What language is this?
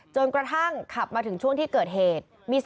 Thai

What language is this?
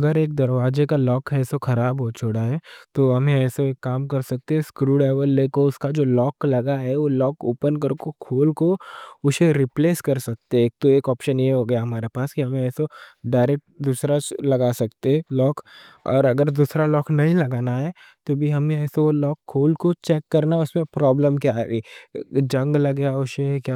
Deccan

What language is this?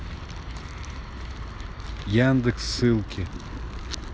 Russian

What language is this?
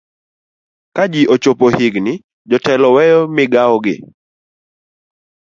Luo (Kenya and Tanzania)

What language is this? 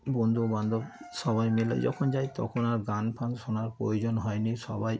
Bangla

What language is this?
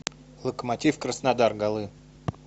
Russian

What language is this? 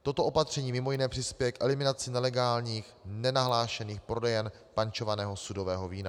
Czech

